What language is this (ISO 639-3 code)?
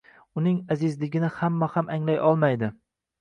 uzb